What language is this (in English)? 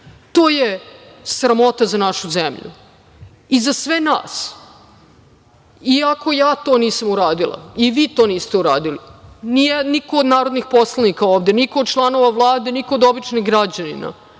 Serbian